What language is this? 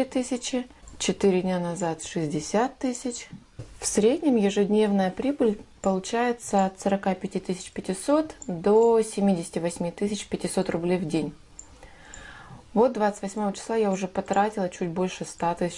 Russian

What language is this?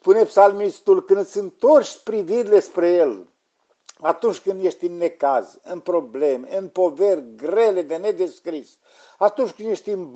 Romanian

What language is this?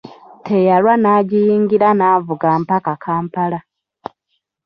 Ganda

